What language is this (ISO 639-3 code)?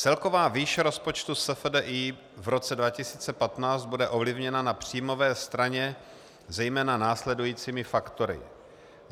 ces